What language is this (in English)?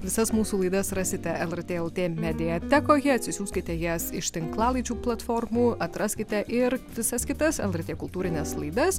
Lithuanian